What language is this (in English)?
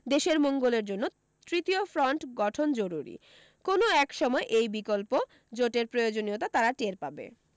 Bangla